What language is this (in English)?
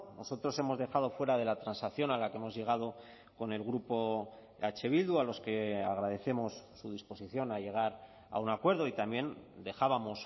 Spanish